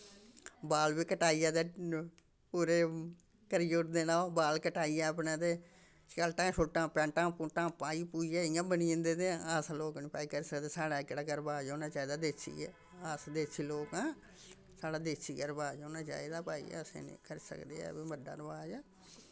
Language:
Dogri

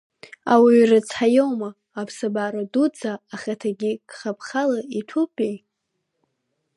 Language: Abkhazian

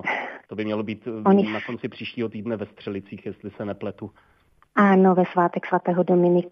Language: Czech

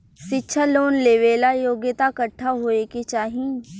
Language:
Bhojpuri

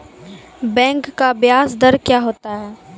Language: Maithili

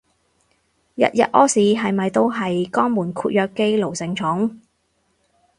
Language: Cantonese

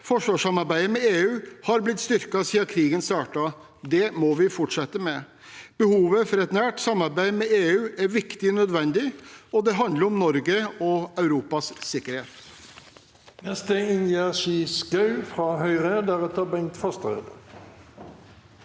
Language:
Norwegian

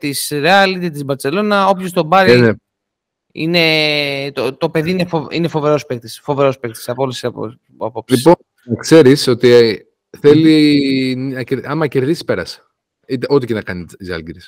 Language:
Greek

